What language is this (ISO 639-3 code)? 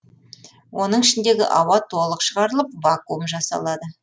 kaz